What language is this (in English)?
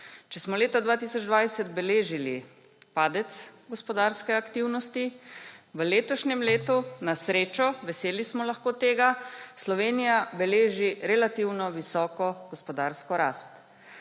Slovenian